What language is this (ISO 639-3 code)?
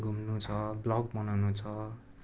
nep